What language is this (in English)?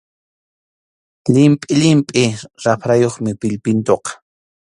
Arequipa-La Unión Quechua